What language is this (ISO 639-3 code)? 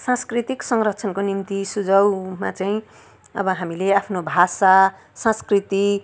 nep